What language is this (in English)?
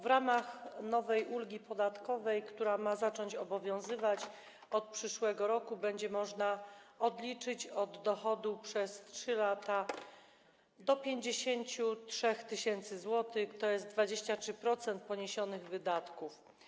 Polish